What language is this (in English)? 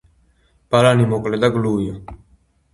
Georgian